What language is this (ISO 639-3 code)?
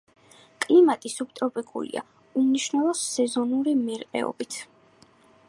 kat